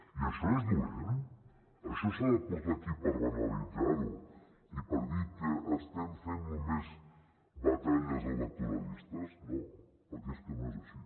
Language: Catalan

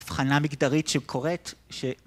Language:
Hebrew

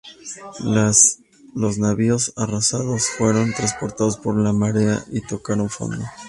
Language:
Spanish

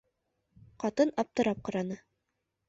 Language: Bashkir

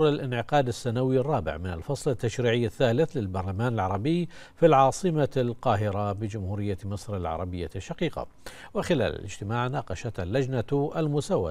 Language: Arabic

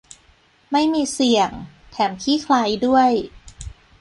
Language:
Thai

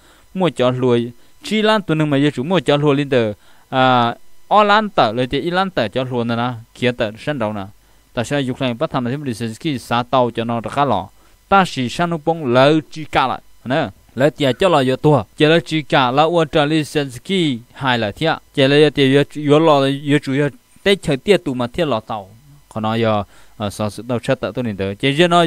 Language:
Thai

